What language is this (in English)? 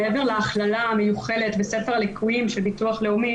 Hebrew